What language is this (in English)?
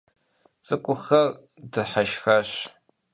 Kabardian